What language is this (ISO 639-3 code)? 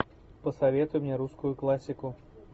rus